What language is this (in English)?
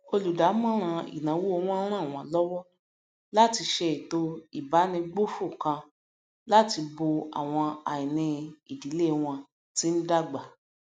Yoruba